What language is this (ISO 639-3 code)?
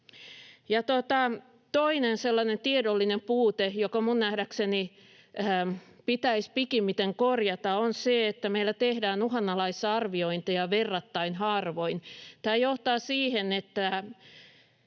fin